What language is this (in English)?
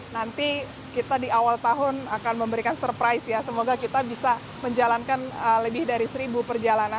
Indonesian